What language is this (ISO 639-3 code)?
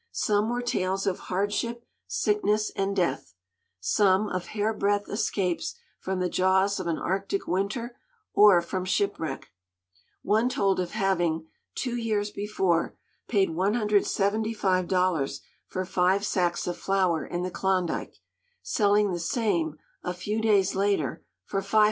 eng